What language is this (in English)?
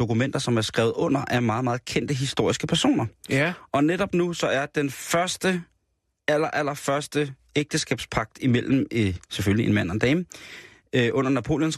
Danish